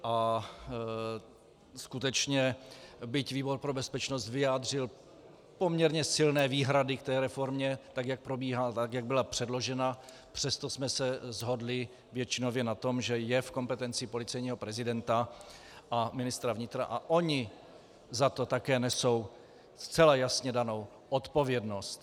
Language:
Czech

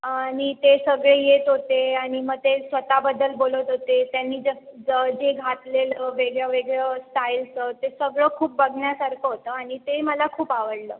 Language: Marathi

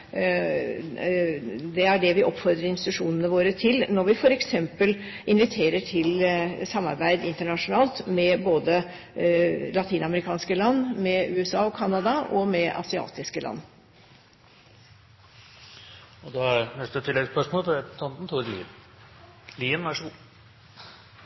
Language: Norwegian Bokmål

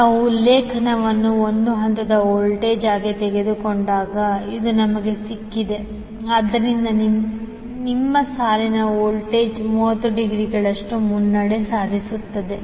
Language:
Kannada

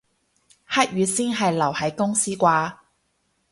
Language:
Cantonese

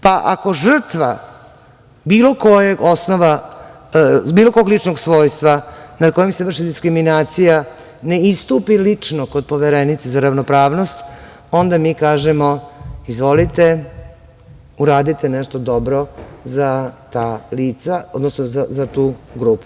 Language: Serbian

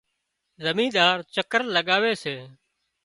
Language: Wadiyara Koli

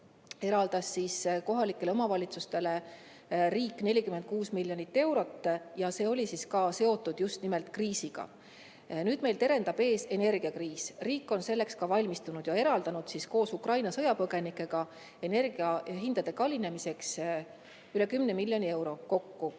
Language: Estonian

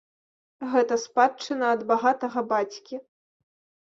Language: Belarusian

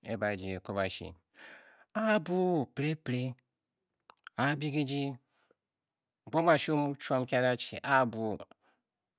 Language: Bokyi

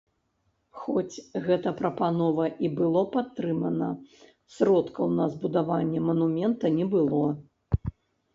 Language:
Belarusian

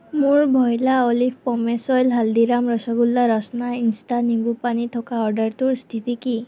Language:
Assamese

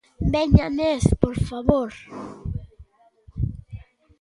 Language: Galician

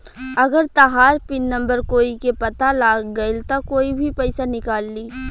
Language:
Bhojpuri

